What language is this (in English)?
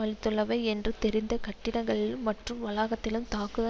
Tamil